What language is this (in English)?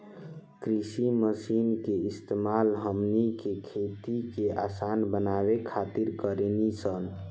Bhojpuri